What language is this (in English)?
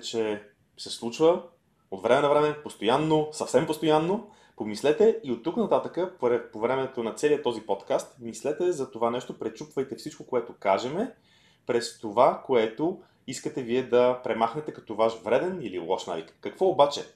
Bulgarian